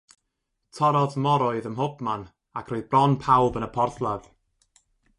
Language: Welsh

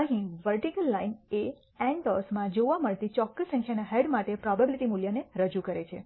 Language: Gujarati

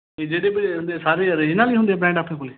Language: Punjabi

